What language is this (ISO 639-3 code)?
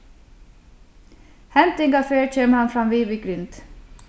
fao